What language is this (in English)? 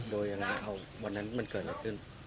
Thai